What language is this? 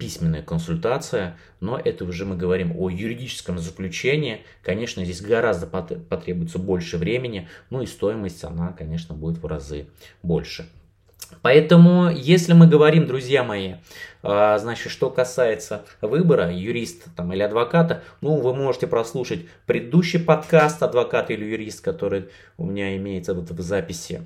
Russian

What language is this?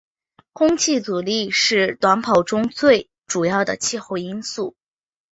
Chinese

